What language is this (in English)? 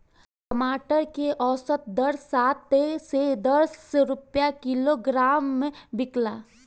Bhojpuri